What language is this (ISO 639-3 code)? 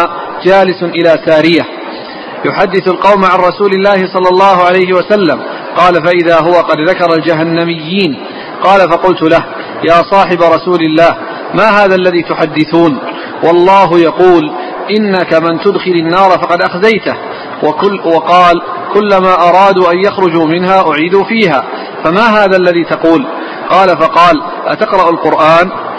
ara